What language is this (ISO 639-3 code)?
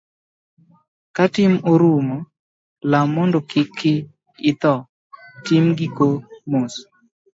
luo